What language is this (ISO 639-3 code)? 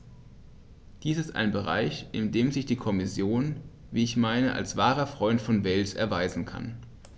deu